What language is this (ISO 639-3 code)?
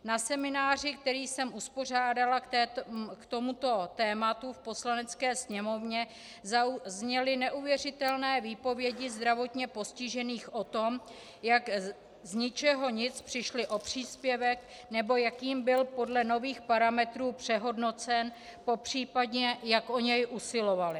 ces